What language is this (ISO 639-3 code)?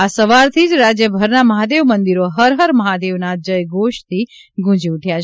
guj